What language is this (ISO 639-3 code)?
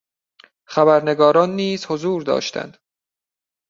fas